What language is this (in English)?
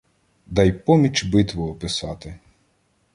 Ukrainian